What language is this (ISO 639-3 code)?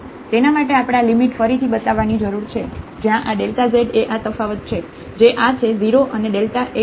guj